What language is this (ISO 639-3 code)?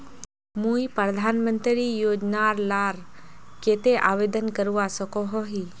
mag